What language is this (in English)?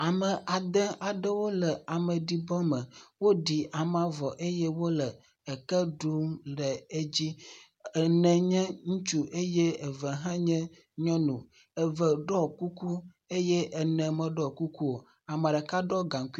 Ewe